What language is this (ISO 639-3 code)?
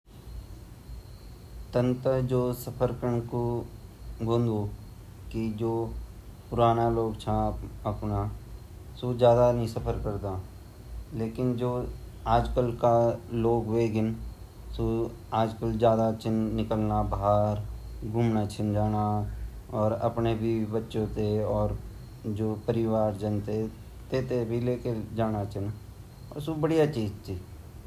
gbm